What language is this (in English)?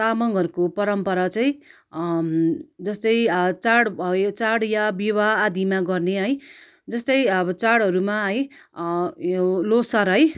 Nepali